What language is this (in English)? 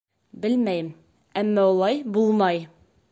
Bashkir